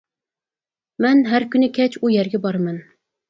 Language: Uyghur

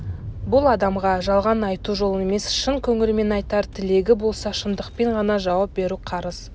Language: Kazakh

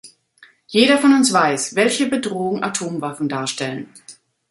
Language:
German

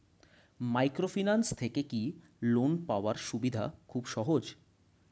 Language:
Bangla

